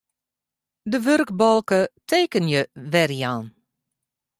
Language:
Western Frisian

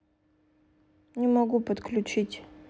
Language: Russian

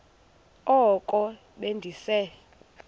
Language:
Xhosa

